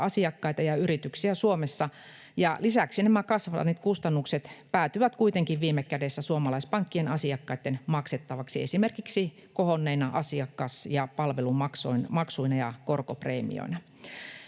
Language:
Finnish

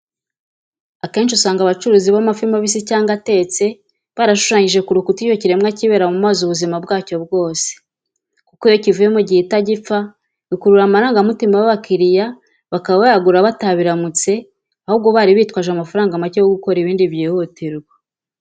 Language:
Kinyarwanda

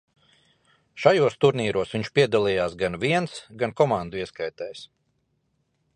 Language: Latvian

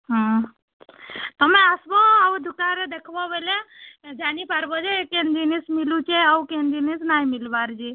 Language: Odia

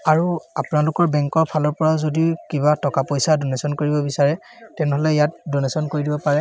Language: Assamese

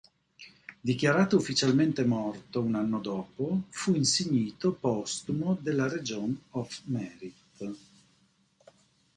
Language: Italian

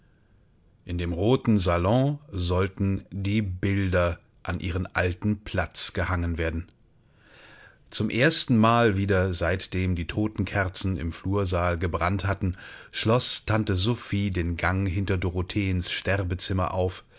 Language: German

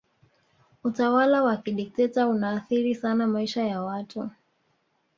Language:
Swahili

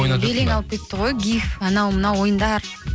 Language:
Kazakh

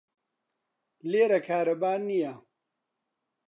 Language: Central Kurdish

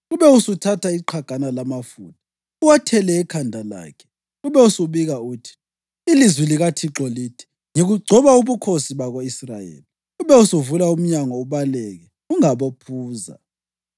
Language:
North Ndebele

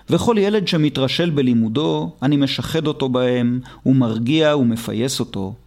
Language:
Hebrew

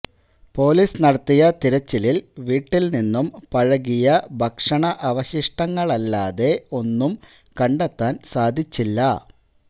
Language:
Malayalam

